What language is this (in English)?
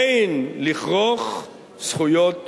Hebrew